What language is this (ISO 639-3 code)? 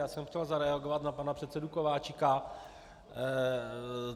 ces